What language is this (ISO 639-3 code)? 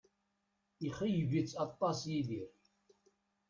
kab